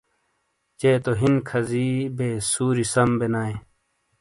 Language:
Shina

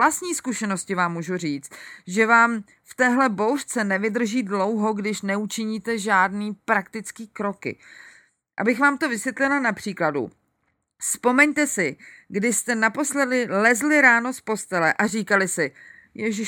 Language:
Czech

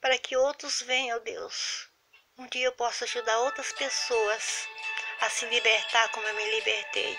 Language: Portuguese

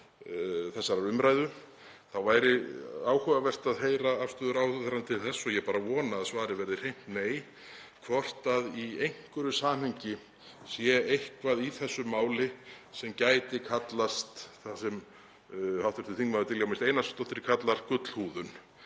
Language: Icelandic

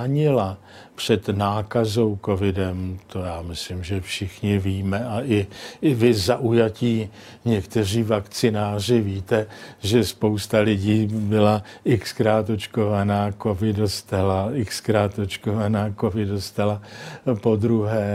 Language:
Czech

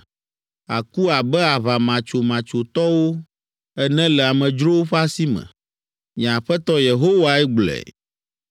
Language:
Ewe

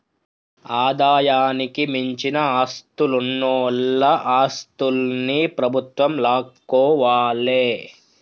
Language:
Telugu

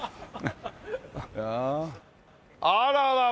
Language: Japanese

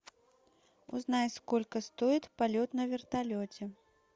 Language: Russian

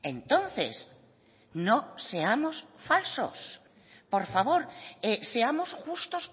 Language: Spanish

